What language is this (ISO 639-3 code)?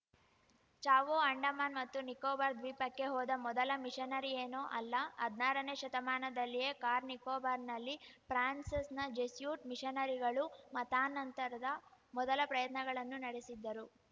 kan